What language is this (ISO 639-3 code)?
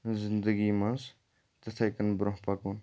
kas